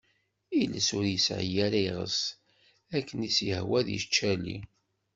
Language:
Kabyle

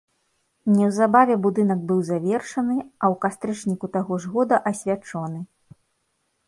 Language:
Belarusian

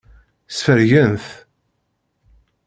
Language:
Kabyle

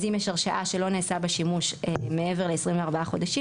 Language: Hebrew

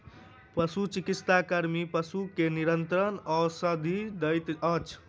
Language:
Maithili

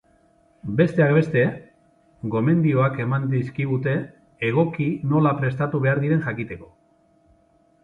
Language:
Basque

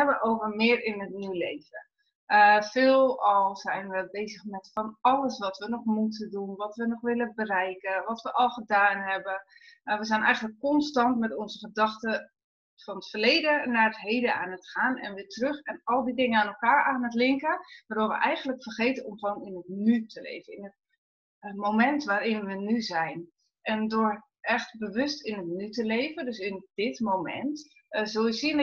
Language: Dutch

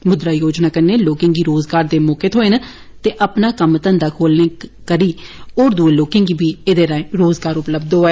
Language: Dogri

